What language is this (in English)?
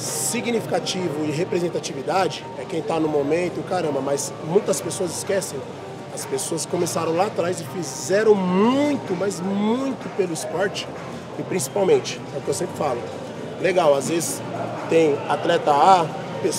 Portuguese